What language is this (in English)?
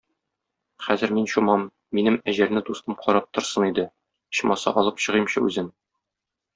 Tatar